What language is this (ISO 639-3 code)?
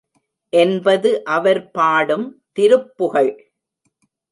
tam